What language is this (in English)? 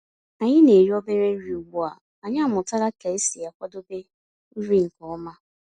Igbo